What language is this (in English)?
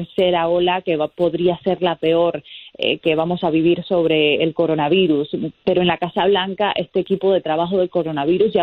Spanish